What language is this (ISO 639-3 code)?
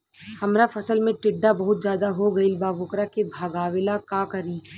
bho